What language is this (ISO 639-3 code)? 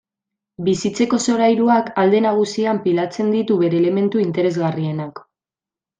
eus